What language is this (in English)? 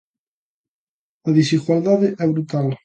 Galician